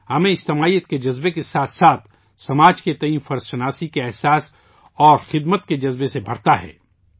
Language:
Urdu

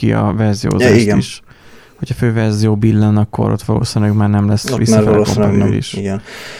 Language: Hungarian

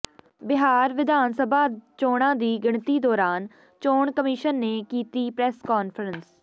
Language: Punjabi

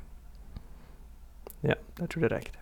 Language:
Norwegian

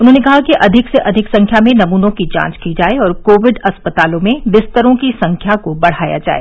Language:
Hindi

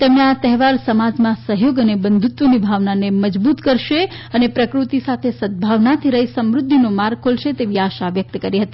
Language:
Gujarati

